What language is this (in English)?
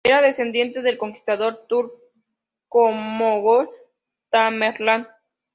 Spanish